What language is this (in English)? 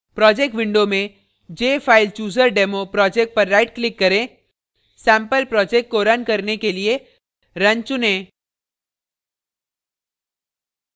Hindi